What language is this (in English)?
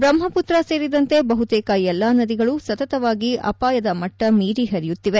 Kannada